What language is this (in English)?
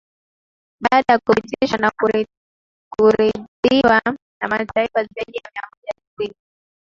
Swahili